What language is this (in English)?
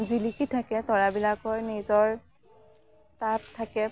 Assamese